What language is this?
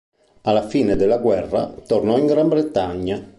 Italian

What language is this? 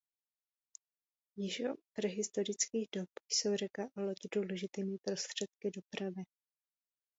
Czech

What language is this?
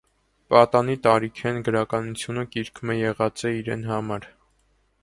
Armenian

